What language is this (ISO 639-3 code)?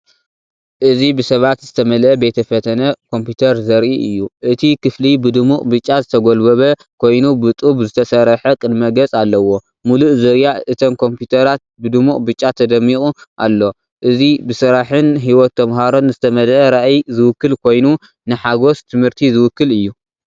tir